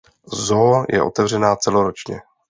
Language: Czech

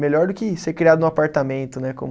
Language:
Portuguese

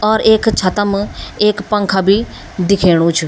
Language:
Garhwali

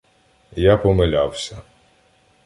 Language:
Ukrainian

